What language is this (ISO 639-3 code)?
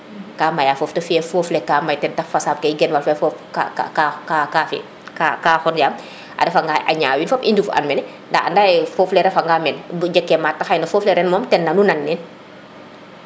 srr